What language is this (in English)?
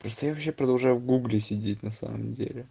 Russian